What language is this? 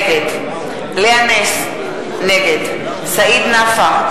Hebrew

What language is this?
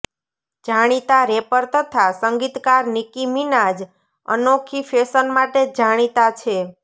Gujarati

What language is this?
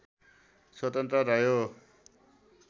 Nepali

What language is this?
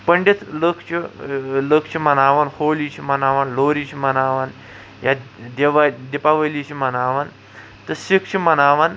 Kashmiri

